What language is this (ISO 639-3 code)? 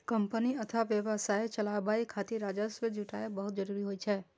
mai